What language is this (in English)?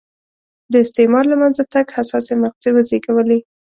Pashto